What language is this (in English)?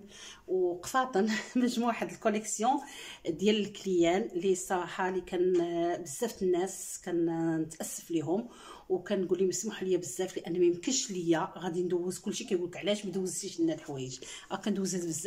Arabic